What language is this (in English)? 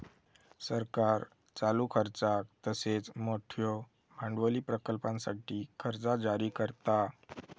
Marathi